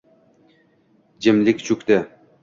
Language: Uzbek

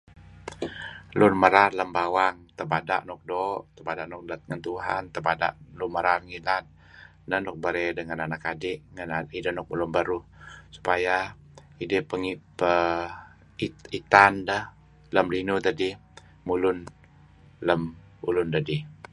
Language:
Kelabit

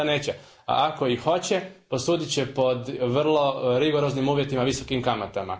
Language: Croatian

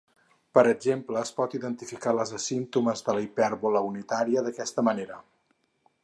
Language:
Catalan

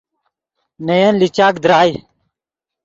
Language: Yidgha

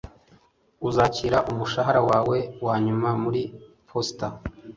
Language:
Kinyarwanda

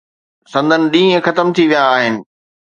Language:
Sindhi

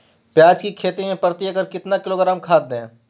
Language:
Magahi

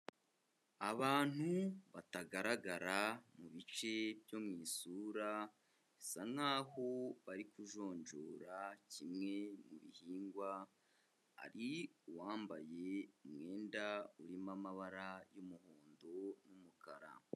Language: Kinyarwanda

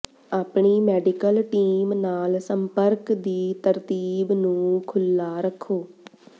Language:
Punjabi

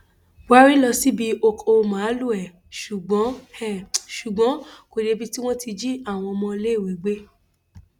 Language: Yoruba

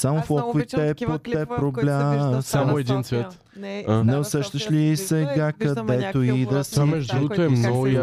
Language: Bulgarian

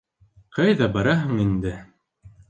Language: Bashkir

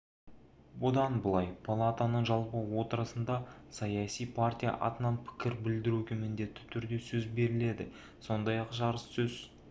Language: Kazakh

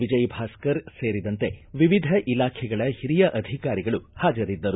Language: Kannada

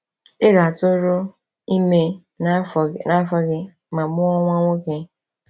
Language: Igbo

